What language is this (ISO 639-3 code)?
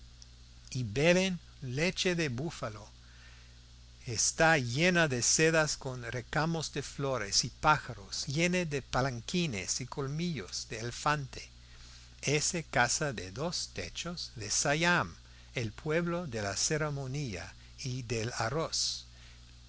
spa